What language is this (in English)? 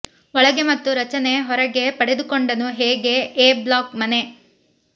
Kannada